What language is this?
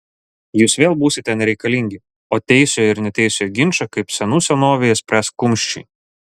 Lithuanian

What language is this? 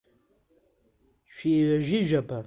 Abkhazian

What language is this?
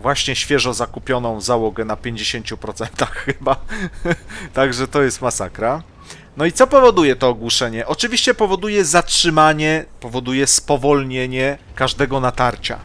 Polish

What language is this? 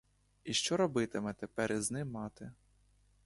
Ukrainian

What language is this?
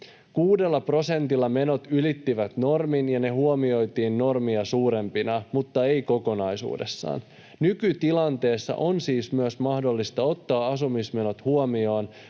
Finnish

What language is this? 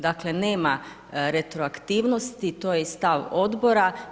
Croatian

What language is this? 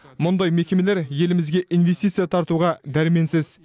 Kazakh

